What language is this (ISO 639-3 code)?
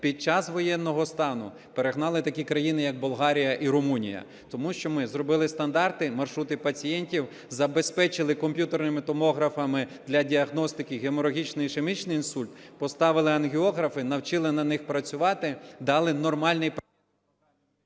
ukr